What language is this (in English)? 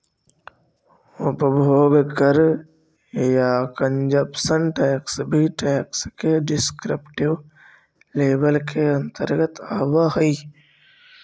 Magahi